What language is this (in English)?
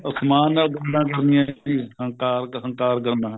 Punjabi